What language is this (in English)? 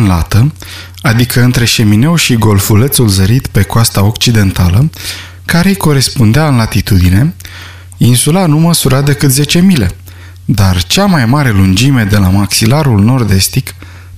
Romanian